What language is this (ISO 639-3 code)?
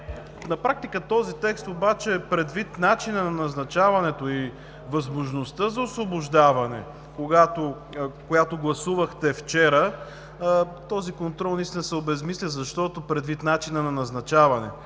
bul